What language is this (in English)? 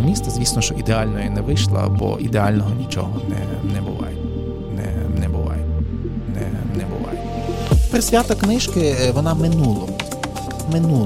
Ukrainian